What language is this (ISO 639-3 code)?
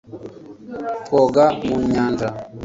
kin